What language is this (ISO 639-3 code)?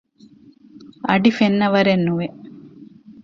div